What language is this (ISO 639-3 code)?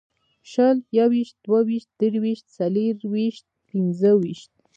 pus